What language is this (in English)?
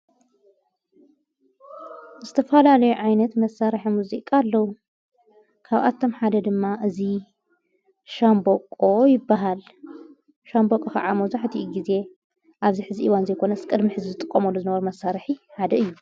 Tigrinya